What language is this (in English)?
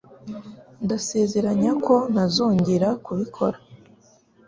Kinyarwanda